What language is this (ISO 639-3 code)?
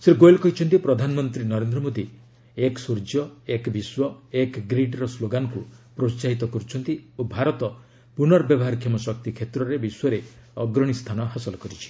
ori